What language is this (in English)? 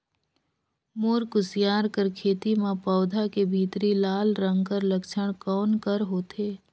Chhattisgarhi